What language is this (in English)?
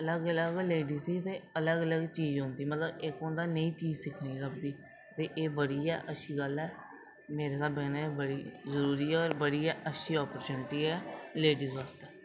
Dogri